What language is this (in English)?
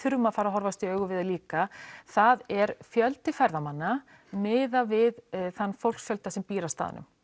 Icelandic